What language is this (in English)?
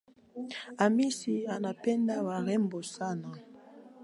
Swahili